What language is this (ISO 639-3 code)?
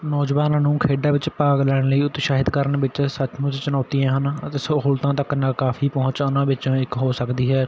pan